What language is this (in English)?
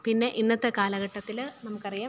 Malayalam